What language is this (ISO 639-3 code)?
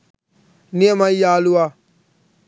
sin